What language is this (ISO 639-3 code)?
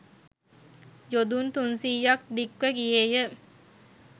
sin